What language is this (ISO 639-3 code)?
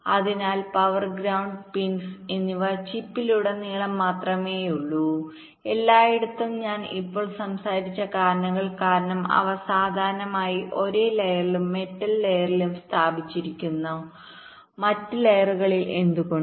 mal